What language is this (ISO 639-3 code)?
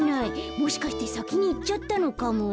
jpn